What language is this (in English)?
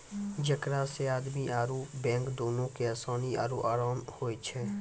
Maithili